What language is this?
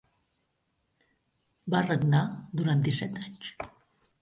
Catalan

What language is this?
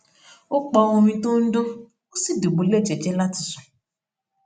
Yoruba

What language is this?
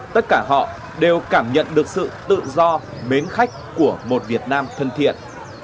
Vietnamese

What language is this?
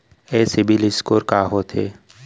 Chhattisgarhi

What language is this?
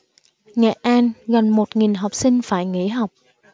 Vietnamese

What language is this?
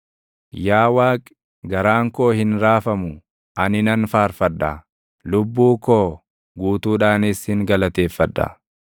Oromo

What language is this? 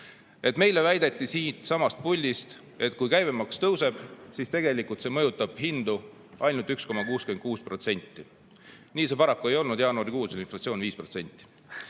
Estonian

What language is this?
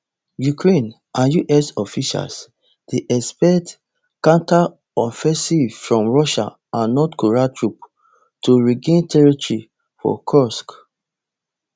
Nigerian Pidgin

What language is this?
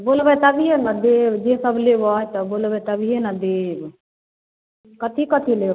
Maithili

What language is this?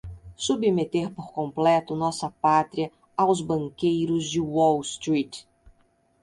Portuguese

